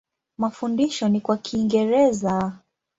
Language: Swahili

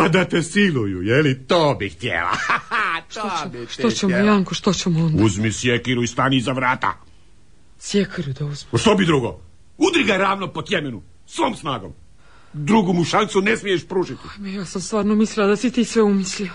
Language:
Croatian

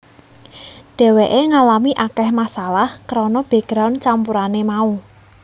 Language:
Javanese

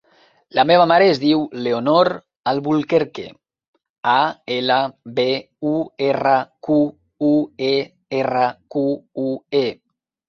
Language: Catalan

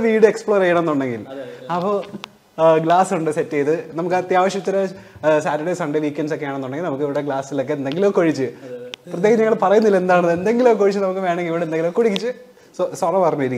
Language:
Malayalam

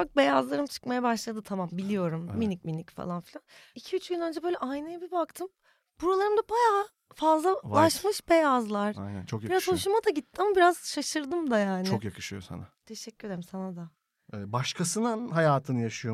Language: Turkish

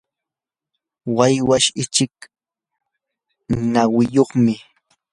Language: Yanahuanca Pasco Quechua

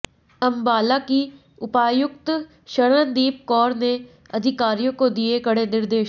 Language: Hindi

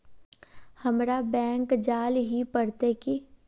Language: Magahi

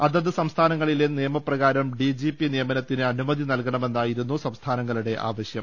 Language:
Malayalam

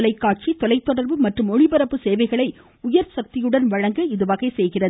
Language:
Tamil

